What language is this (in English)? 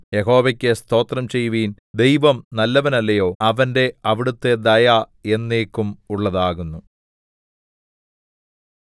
Malayalam